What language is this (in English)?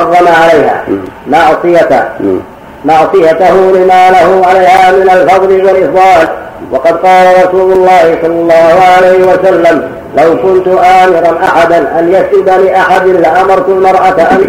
Arabic